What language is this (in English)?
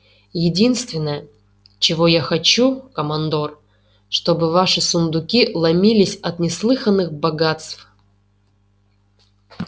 Russian